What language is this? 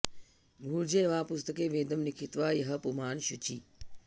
Sanskrit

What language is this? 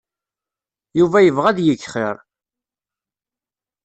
Kabyle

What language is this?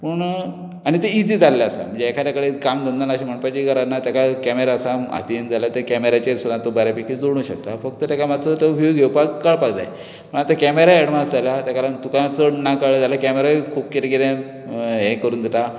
Konkani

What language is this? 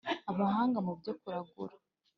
Kinyarwanda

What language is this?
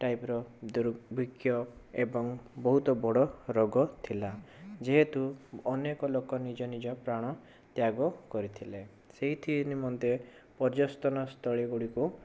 Odia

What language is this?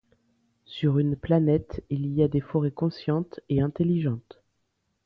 French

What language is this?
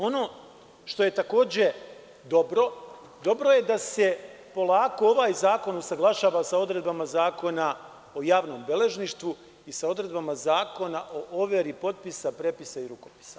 Serbian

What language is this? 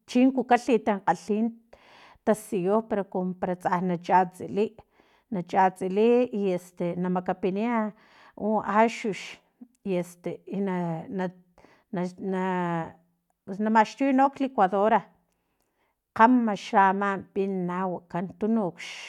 Filomena Mata-Coahuitlán Totonac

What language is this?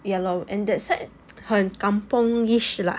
English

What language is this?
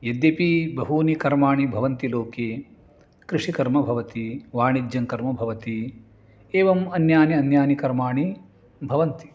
Sanskrit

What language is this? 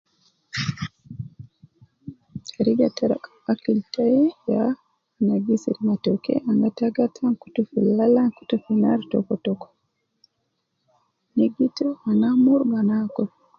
Nubi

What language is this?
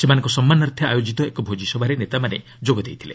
Odia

